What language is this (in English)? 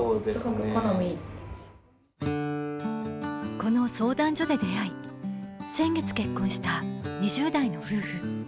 Japanese